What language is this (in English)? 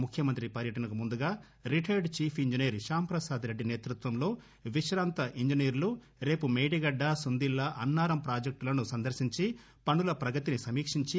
Telugu